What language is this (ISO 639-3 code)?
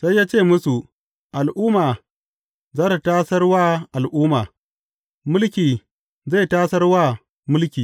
hau